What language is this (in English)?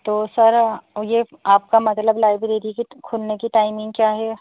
Urdu